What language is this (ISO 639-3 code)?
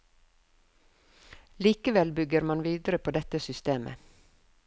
nor